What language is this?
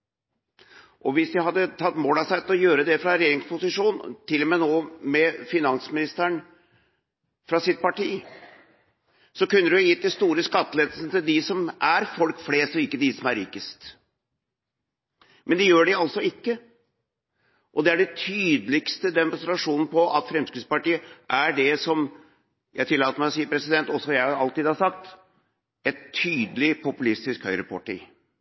Norwegian Bokmål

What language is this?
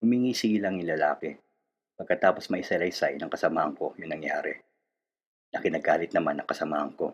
Filipino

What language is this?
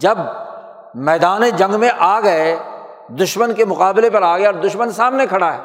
Urdu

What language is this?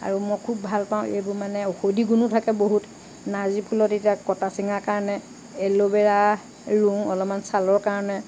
Assamese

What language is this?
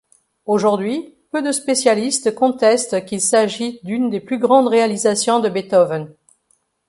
French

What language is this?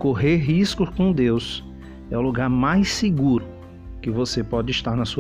Portuguese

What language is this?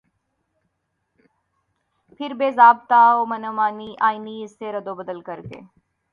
Urdu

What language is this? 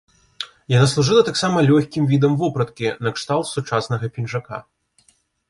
Belarusian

